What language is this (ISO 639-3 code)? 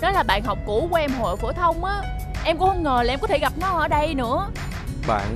vie